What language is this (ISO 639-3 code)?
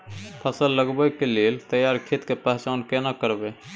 mai